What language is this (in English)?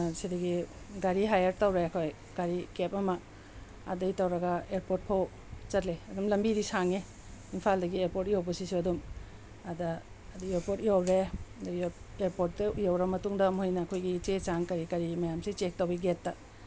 Manipuri